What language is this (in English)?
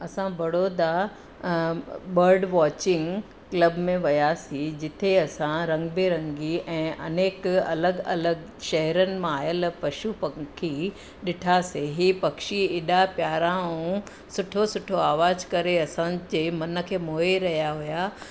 Sindhi